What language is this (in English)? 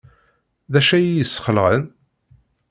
Kabyle